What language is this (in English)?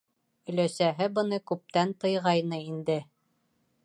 Bashkir